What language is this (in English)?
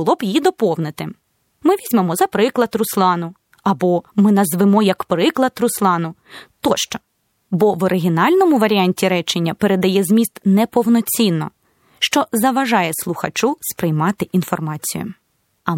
Ukrainian